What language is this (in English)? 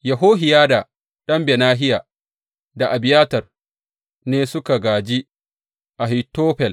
Hausa